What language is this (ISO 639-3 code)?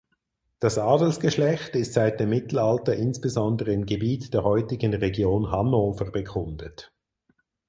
deu